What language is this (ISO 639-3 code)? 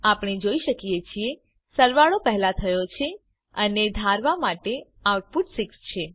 guj